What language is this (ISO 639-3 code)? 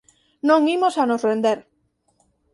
glg